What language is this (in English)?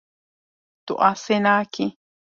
Kurdish